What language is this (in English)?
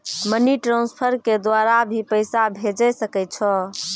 Maithili